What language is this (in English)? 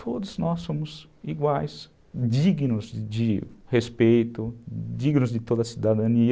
Portuguese